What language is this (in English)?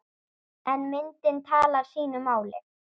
Icelandic